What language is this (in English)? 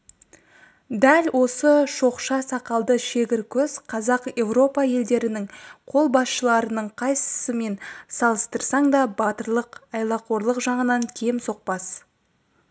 Kazakh